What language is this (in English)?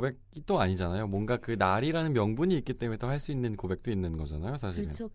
Korean